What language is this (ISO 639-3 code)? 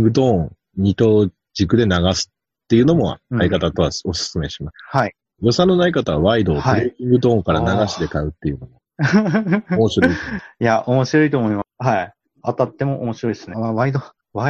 jpn